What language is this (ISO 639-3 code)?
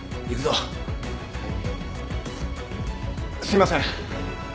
jpn